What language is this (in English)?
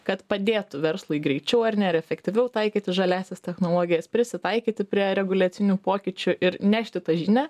Lithuanian